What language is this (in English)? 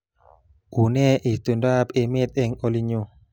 Kalenjin